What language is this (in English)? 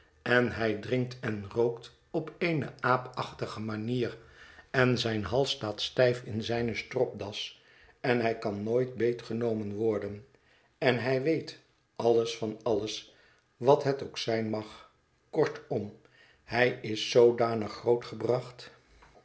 Dutch